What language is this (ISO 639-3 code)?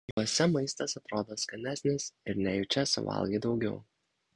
lit